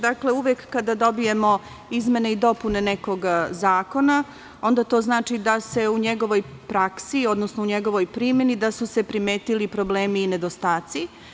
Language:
Serbian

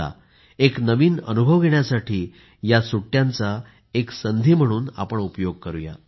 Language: Marathi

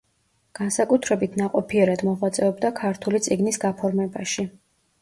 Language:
Georgian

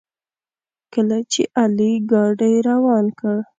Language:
Pashto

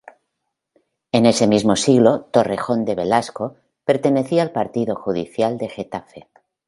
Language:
Spanish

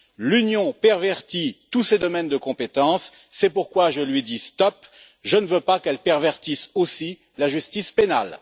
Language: French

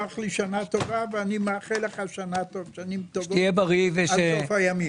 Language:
Hebrew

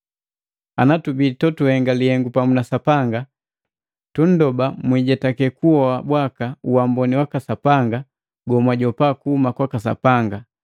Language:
Matengo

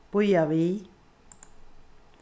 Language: Faroese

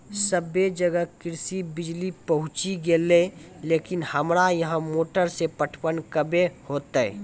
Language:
Maithili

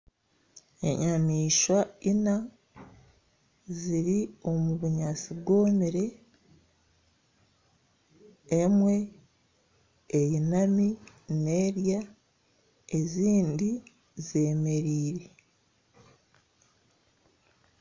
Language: Nyankole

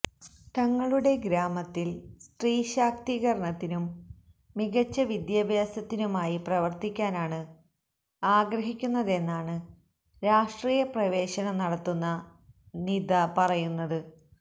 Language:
Malayalam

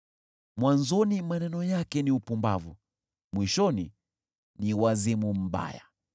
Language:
Swahili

